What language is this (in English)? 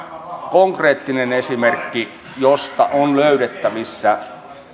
Finnish